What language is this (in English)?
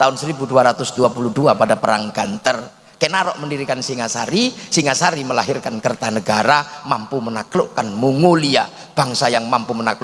Indonesian